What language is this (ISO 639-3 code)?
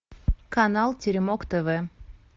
rus